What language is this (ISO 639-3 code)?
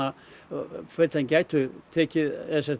isl